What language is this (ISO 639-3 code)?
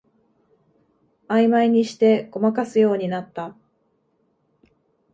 jpn